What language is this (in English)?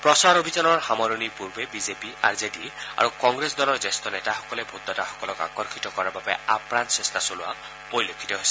Assamese